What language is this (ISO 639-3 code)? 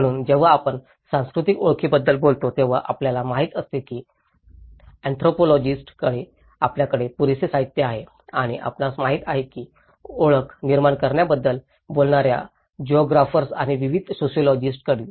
mar